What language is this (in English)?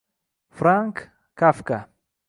Uzbek